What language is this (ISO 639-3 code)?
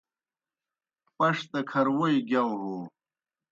plk